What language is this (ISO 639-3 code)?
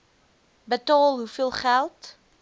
afr